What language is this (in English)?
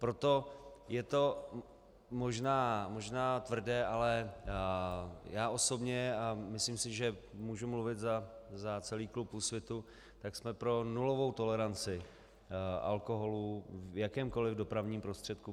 Czech